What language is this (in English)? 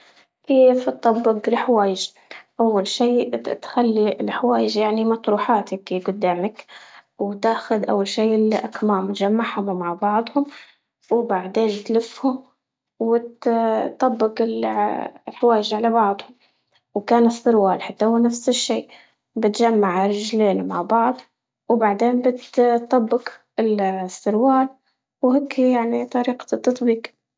Libyan Arabic